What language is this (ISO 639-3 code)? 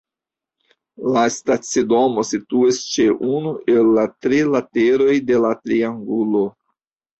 epo